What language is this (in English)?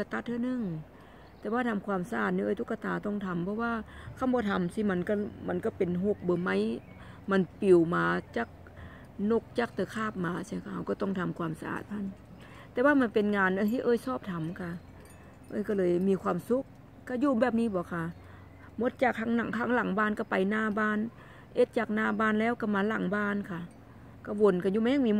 Thai